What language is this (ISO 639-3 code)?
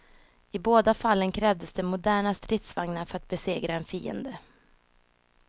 swe